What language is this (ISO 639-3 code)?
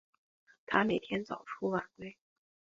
zho